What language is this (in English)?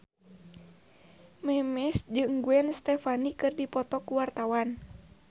Sundanese